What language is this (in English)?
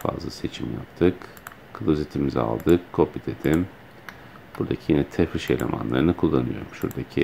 Turkish